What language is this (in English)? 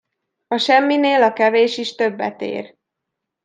Hungarian